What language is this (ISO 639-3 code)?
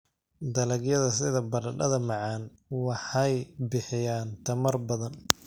som